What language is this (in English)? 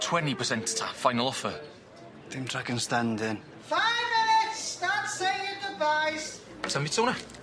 Welsh